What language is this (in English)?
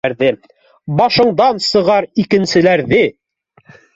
Bashkir